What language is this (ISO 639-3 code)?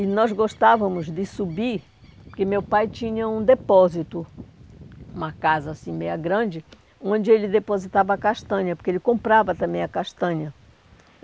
por